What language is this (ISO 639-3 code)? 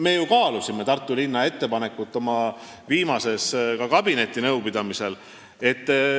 est